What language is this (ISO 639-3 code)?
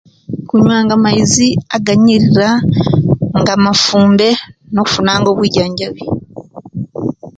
lke